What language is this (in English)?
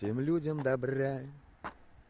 Russian